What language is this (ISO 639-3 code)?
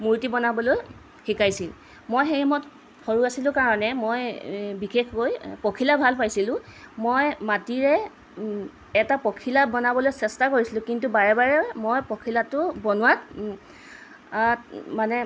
asm